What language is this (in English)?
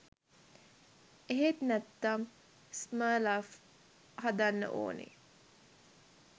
Sinhala